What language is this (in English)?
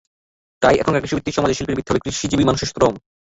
Bangla